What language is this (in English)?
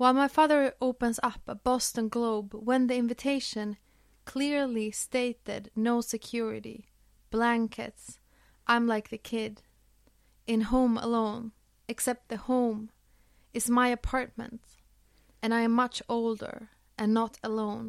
Swedish